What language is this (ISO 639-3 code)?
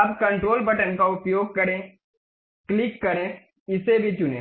hin